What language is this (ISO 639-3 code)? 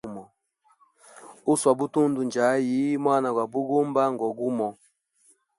hem